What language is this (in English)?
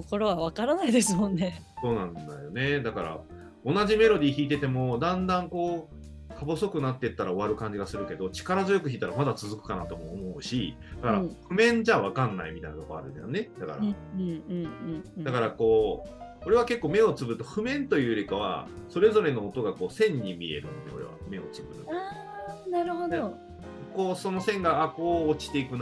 Japanese